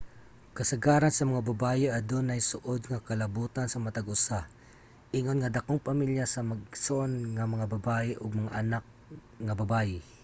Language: Cebuano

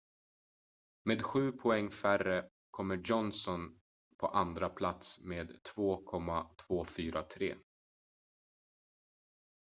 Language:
Swedish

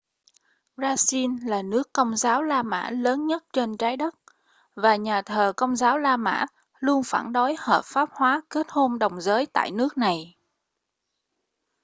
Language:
Vietnamese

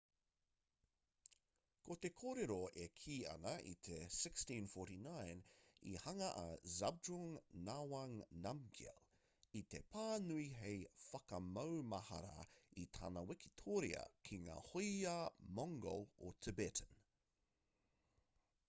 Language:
Māori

